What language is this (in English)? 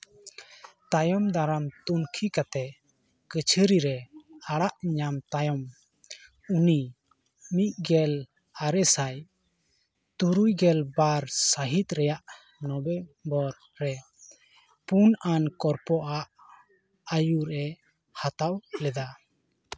Santali